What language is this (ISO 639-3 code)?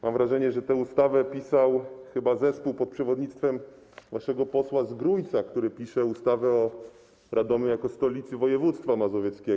pol